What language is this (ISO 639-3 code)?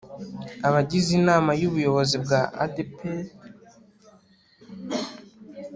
kin